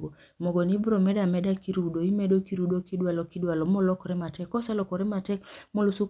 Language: Luo (Kenya and Tanzania)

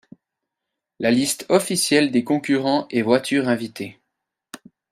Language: French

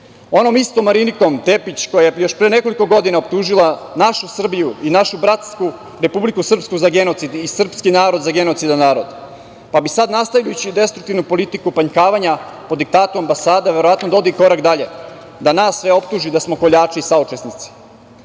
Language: Serbian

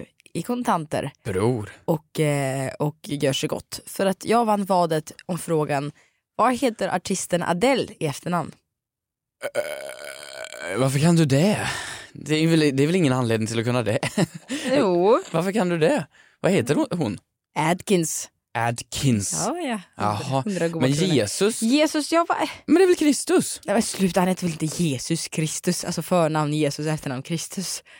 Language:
Swedish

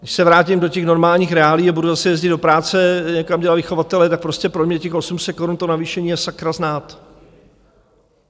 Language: Czech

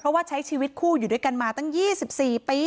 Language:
Thai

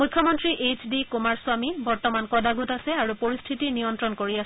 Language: Assamese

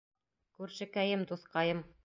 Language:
Bashkir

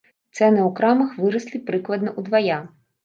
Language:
Belarusian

